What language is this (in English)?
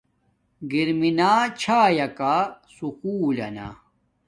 Domaaki